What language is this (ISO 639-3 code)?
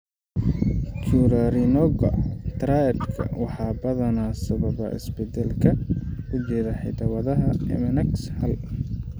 som